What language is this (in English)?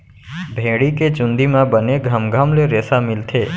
Chhattisgarhi